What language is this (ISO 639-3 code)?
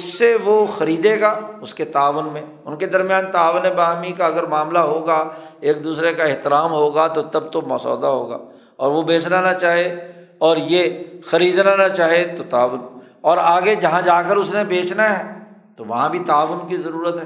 urd